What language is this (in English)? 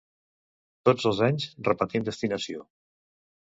Catalan